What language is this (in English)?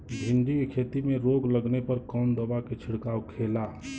Bhojpuri